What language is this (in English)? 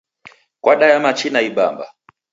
Taita